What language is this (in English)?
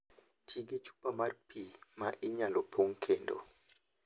Luo (Kenya and Tanzania)